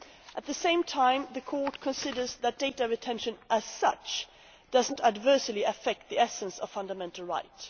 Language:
English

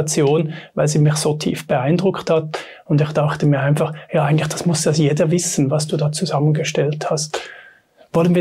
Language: German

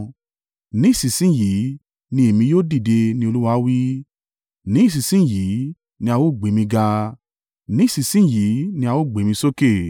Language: Yoruba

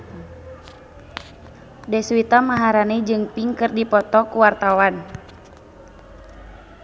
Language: Sundanese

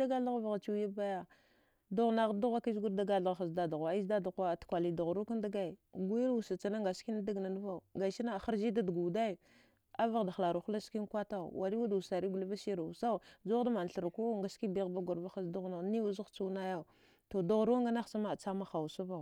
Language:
Dghwede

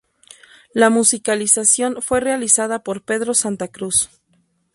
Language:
Spanish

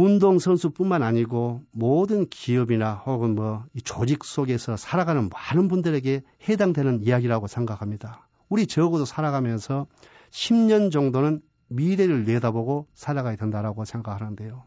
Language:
Korean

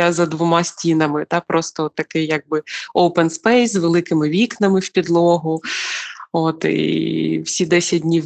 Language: Ukrainian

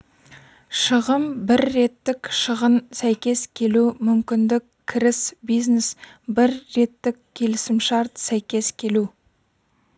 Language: Kazakh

